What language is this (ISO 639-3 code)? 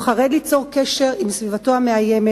heb